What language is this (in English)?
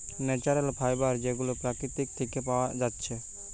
Bangla